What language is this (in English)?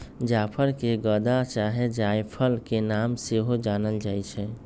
Magahi